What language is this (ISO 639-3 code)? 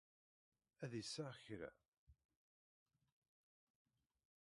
kab